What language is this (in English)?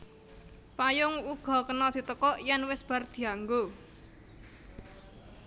Javanese